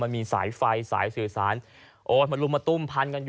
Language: Thai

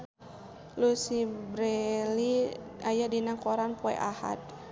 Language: Sundanese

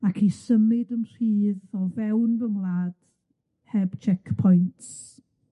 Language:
Welsh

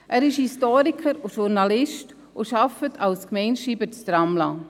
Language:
Swiss German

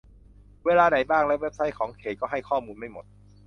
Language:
Thai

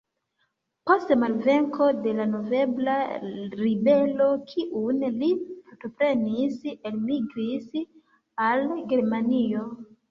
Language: Esperanto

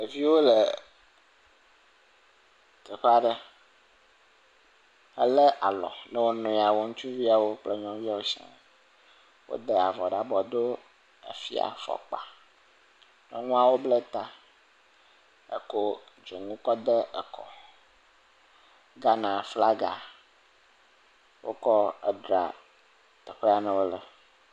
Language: Ewe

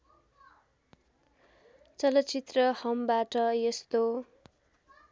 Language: Nepali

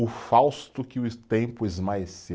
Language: Portuguese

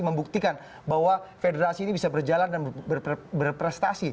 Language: Indonesian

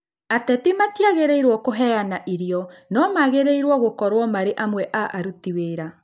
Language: Kikuyu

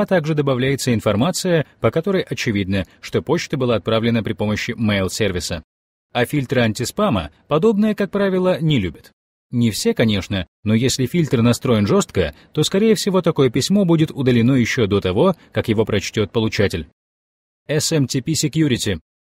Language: Russian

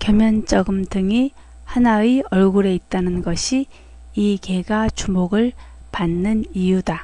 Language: Korean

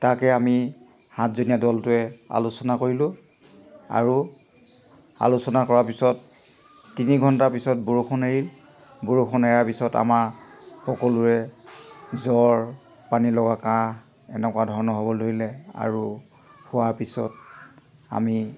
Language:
Assamese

